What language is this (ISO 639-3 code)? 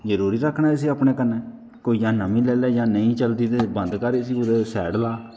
doi